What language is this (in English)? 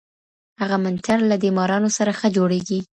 Pashto